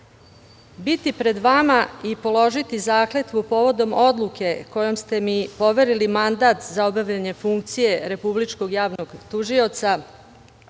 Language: Serbian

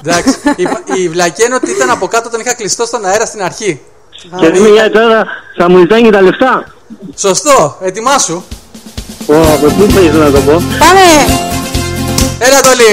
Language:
Greek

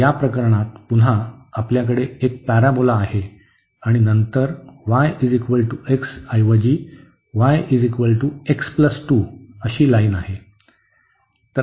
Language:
Marathi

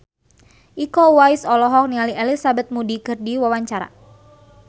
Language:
Sundanese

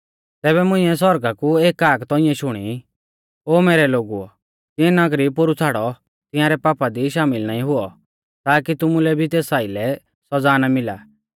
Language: Mahasu Pahari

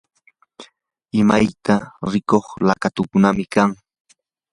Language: Yanahuanca Pasco Quechua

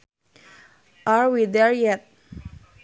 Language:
Sundanese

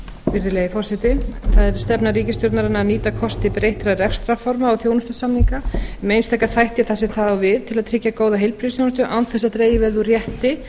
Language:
Icelandic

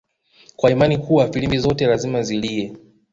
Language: Swahili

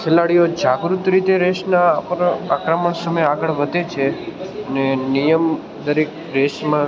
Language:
Gujarati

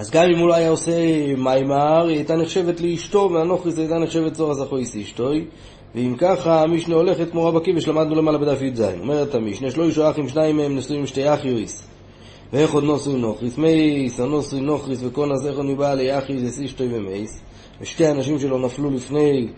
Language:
Hebrew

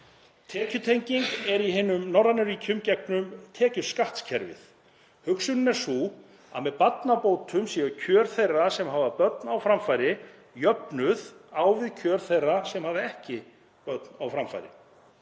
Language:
Icelandic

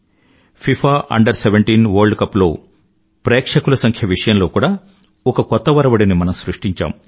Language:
Telugu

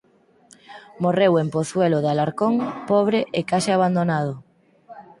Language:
Galician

